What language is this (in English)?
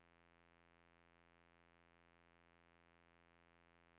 Swedish